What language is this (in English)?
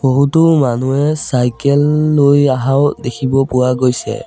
Assamese